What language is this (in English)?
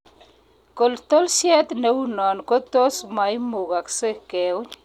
Kalenjin